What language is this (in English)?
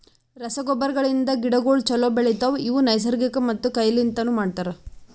Kannada